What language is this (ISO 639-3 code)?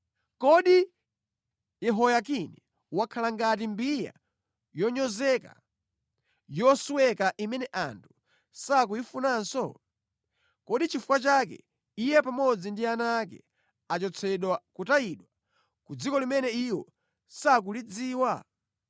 nya